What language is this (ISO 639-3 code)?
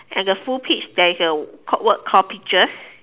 eng